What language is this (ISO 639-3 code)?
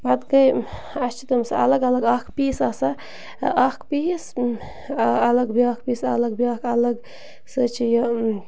kas